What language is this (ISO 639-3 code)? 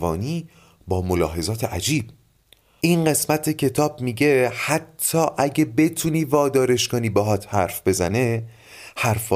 fas